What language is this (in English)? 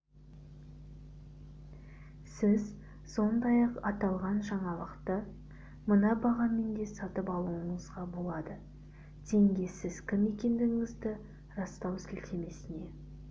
Kazakh